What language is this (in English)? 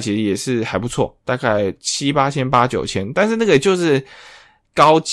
Chinese